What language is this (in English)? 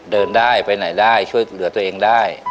Thai